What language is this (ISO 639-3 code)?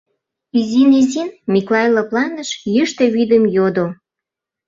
chm